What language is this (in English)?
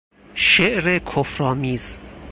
Persian